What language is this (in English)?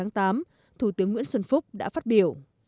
Vietnamese